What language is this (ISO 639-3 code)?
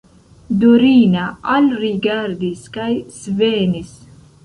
epo